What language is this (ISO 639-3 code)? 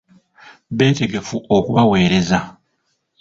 lug